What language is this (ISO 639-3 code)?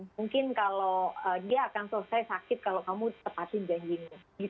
ind